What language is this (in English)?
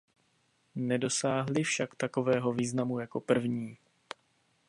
Czech